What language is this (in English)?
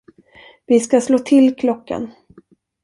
Swedish